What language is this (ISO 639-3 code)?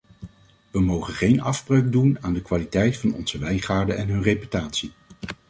nld